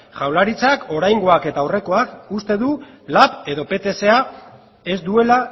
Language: Basque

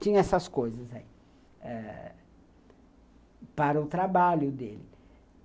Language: Portuguese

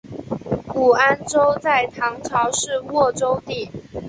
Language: Chinese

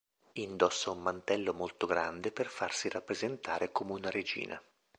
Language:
Italian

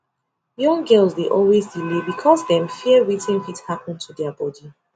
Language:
Nigerian Pidgin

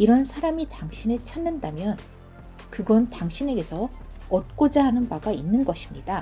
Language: Korean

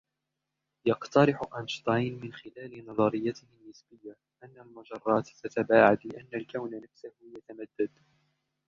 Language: Arabic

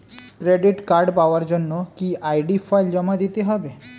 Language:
Bangla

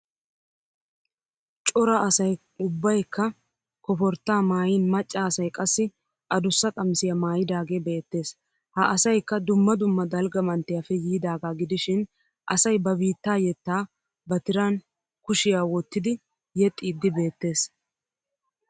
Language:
Wolaytta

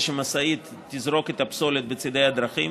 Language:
Hebrew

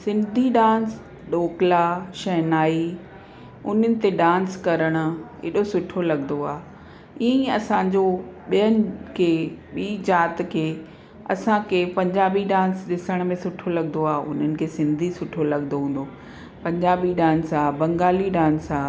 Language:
Sindhi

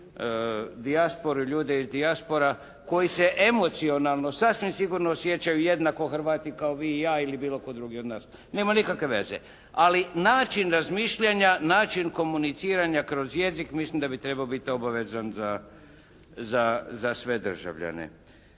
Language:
Croatian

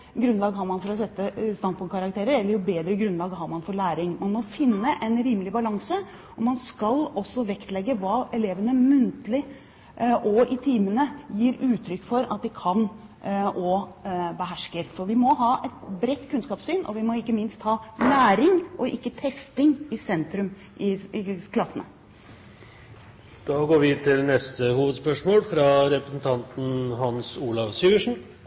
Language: Norwegian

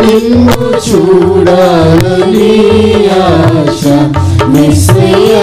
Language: Telugu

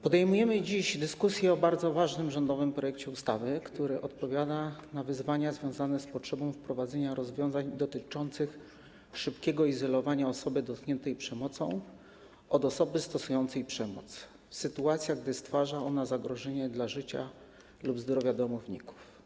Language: Polish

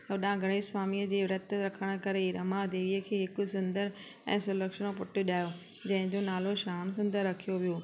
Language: Sindhi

